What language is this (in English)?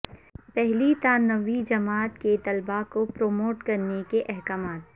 Urdu